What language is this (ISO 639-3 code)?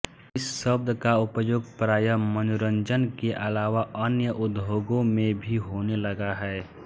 hin